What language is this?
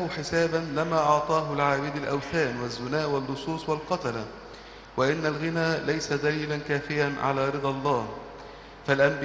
Arabic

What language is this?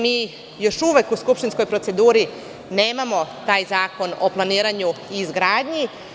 Serbian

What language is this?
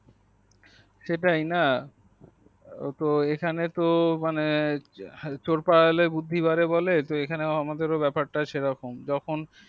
Bangla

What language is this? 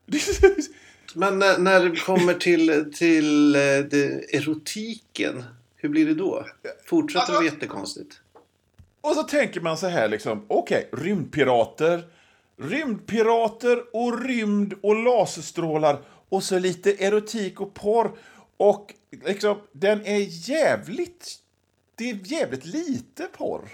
Swedish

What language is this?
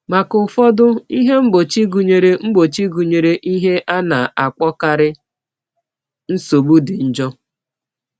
Igbo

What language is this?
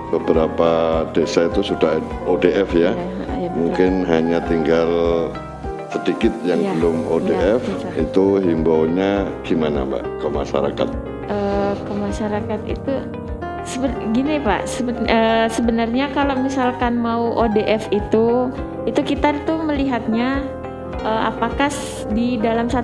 Indonesian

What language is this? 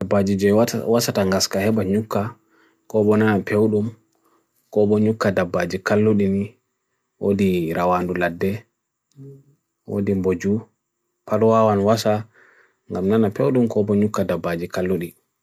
Bagirmi Fulfulde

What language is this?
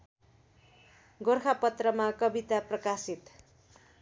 Nepali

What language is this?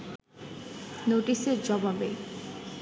Bangla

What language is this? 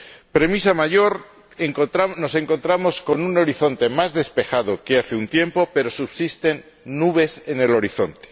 Spanish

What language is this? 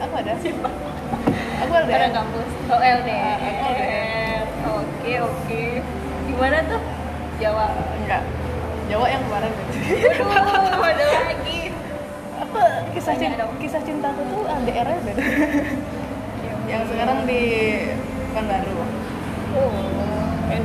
Indonesian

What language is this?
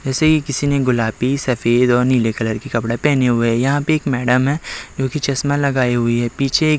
Hindi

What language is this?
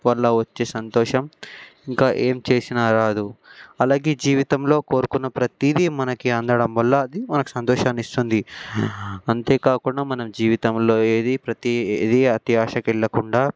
Telugu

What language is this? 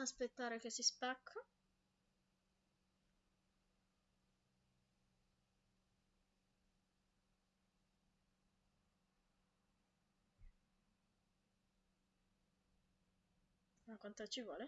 Italian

